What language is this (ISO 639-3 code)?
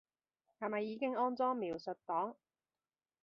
yue